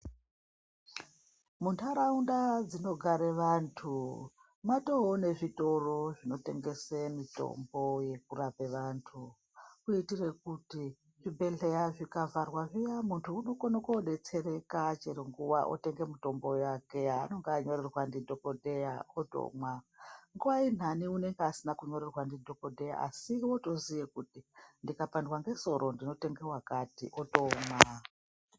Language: Ndau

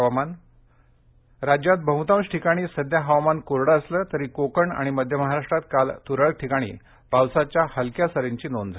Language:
Marathi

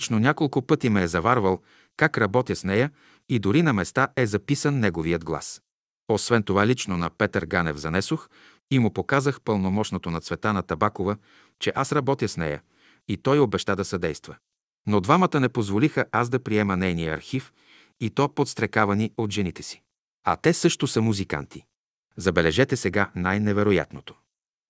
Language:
Bulgarian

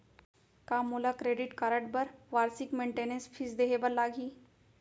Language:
Chhattisgarhi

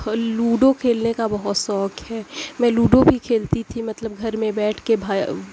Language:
Urdu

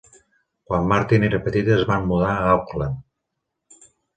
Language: Catalan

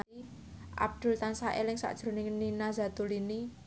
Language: Javanese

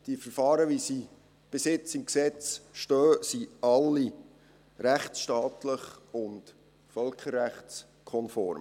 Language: Swiss German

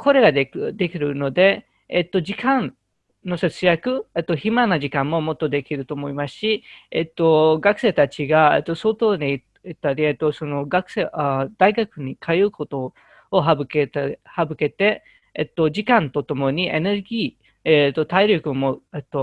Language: Japanese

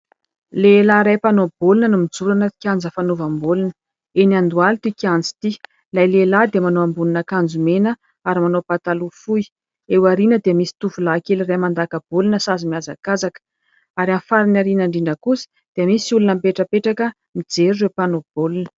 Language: Malagasy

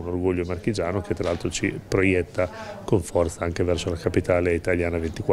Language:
Italian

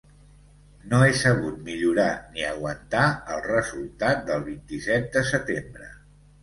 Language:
Catalan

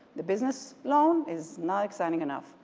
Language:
English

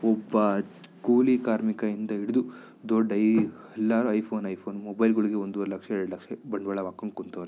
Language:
Kannada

